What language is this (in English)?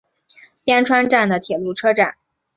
Chinese